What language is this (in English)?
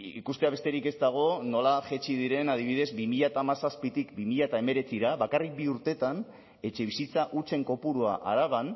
Basque